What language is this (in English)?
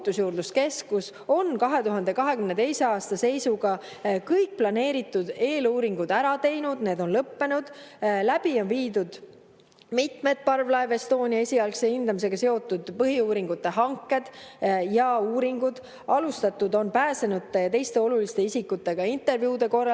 Estonian